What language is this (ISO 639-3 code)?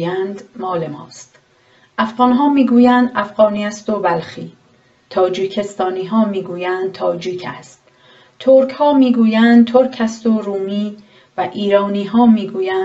fas